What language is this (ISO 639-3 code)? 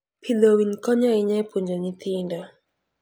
luo